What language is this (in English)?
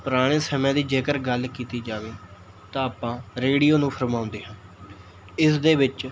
Punjabi